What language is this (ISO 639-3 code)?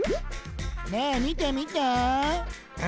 jpn